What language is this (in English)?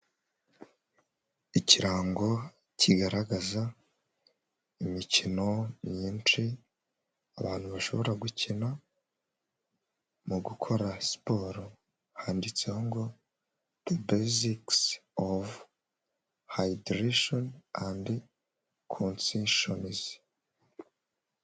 Kinyarwanda